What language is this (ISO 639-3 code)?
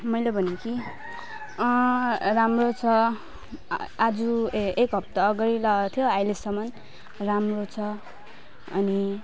nep